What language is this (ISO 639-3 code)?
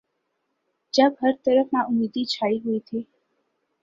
urd